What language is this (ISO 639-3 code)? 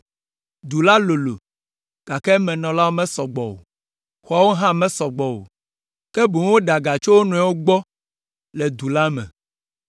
ewe